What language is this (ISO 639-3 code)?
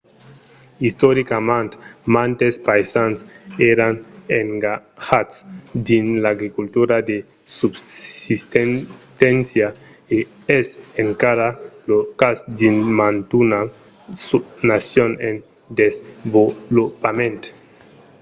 oci